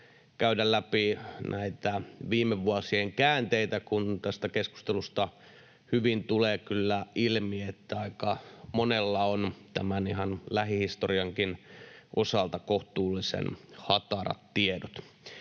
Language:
Finnish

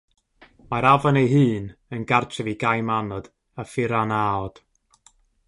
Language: Welsh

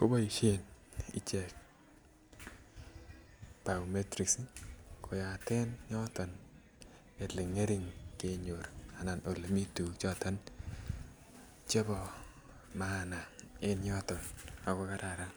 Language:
Kalenjin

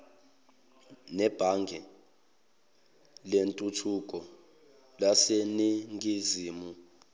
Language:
Zulu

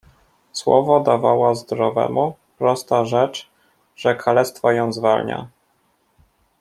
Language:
Polish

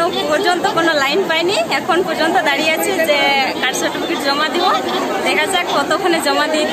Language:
Indonesian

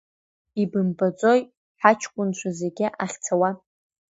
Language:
Abkhazian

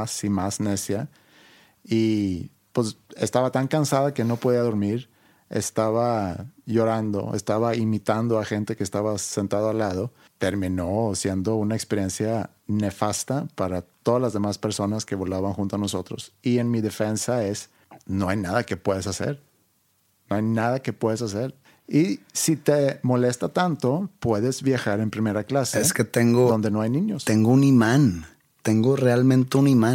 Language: Spanish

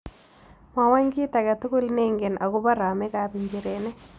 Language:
Kalenjin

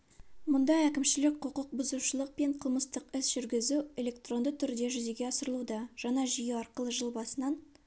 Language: Kazakh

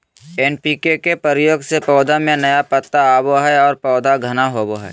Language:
Magahi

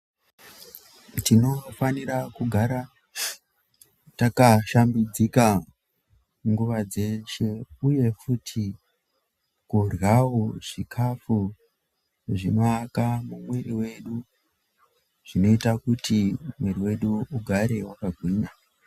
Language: Ndau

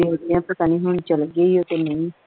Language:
Punjabi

